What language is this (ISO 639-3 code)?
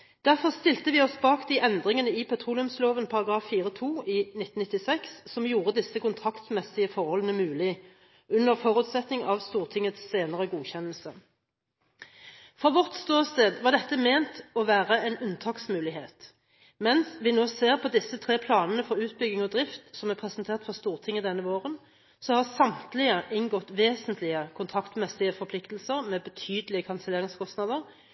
nob